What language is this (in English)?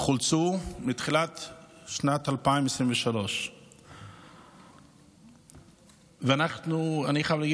Hebrew